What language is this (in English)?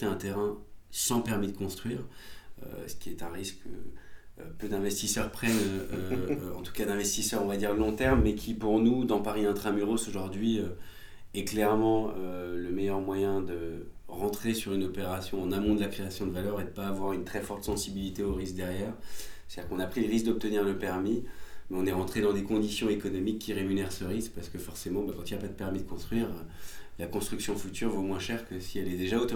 French